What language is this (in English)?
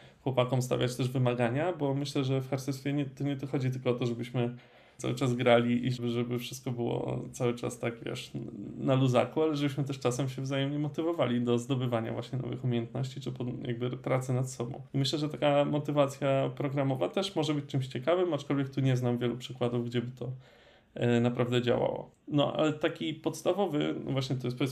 Polish